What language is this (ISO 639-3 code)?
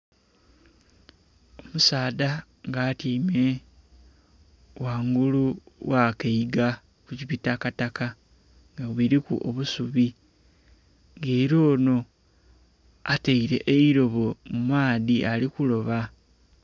xog